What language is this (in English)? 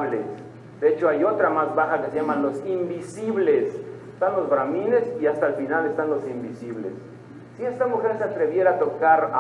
Spanish